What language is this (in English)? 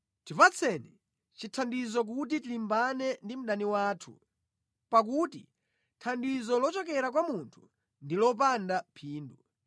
Nyanja